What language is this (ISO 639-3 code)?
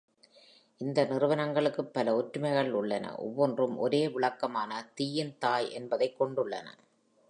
tam